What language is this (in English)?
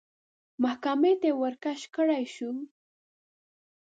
Pashto